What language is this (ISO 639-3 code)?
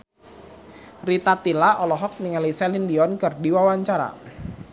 sun